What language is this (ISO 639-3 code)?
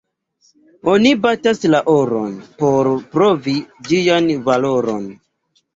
epo